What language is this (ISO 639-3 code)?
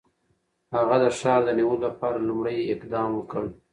pus